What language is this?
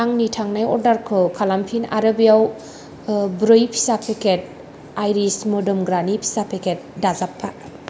Bodo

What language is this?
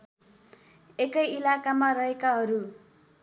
Nepali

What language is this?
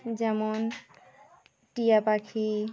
Bangla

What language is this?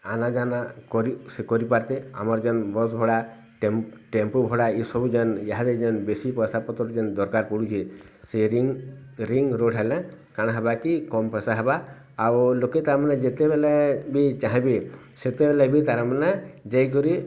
Odia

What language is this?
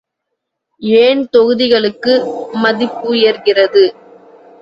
Tamil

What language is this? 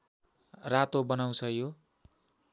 Nepali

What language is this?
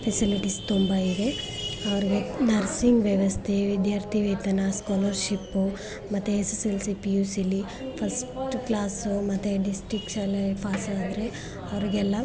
Kannada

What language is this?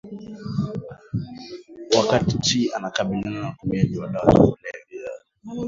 Swahili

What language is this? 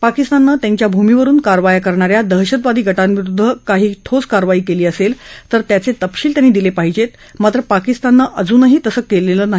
Marathi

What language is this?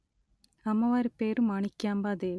Telugu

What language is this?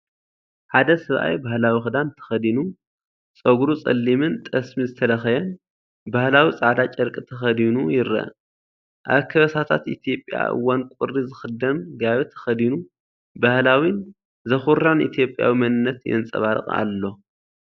Tigrinya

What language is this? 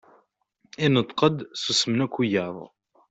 Kabyle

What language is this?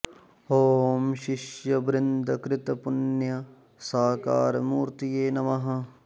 Sanskrit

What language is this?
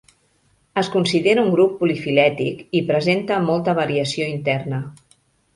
Catalan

